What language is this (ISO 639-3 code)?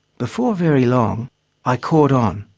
eng